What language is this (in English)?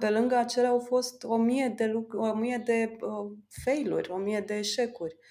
Romanian